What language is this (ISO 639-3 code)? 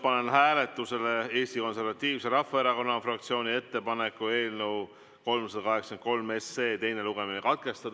est